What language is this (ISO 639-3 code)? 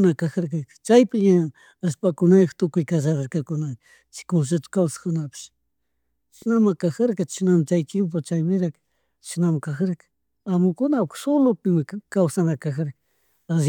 qug